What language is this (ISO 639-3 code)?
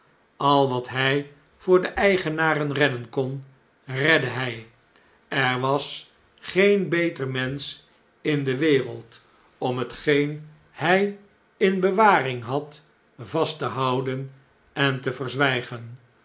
nld